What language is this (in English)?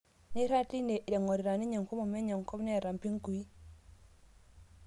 Masai